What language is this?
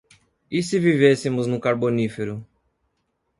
Portuguese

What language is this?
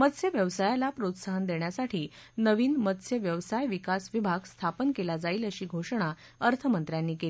Marathi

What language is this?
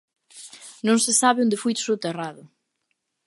Galician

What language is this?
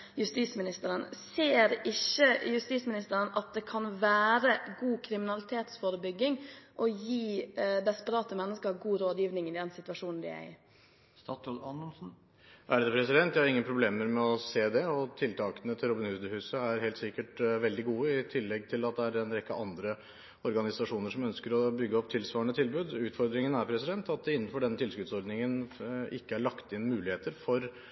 Norwegian Bokmål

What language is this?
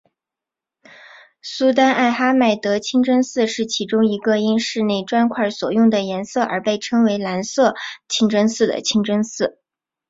Chinese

